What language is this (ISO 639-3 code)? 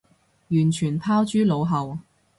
yue